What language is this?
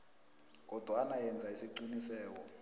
South Ndebele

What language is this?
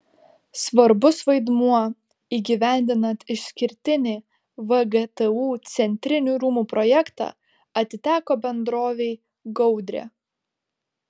Lithuanian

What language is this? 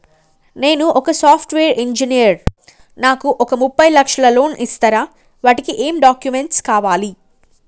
Telugu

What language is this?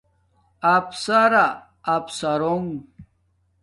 Domaaki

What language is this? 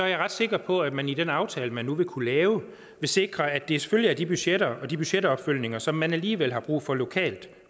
Danish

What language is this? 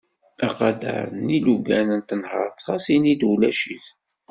Kabyle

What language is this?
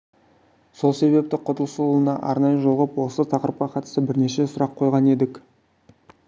Kazakh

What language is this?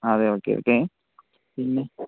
Malayalam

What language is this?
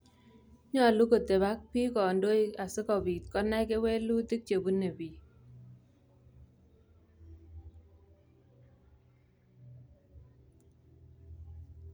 Kalenjin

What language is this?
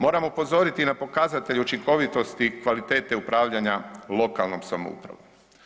Croatian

